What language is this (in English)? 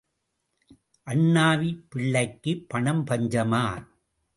Tamil